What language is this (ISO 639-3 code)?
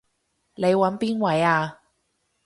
yue